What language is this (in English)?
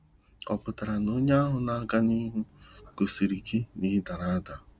Igbo